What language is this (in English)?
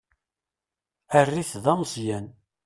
Kabyle